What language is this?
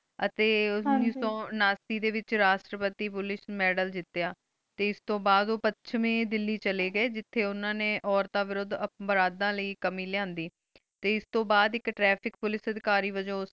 Punjabi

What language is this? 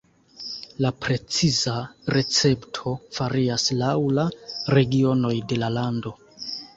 Esperanto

